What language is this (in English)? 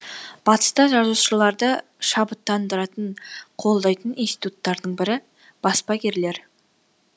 Kazakh